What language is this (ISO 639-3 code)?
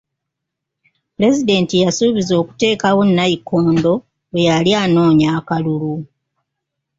lug